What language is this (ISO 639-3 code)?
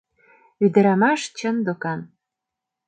chm